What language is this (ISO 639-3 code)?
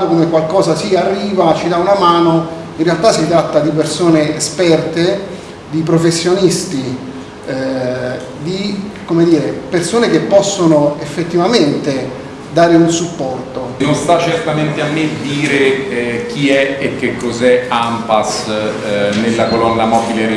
ita